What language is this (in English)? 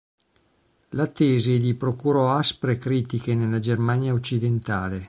Italian